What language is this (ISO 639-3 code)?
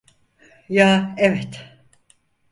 tur